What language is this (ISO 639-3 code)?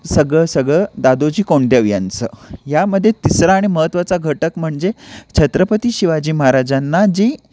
mar